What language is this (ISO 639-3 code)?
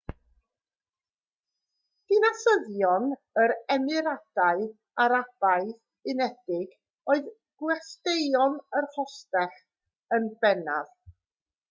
cym